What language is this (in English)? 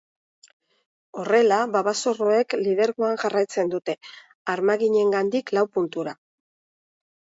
Basque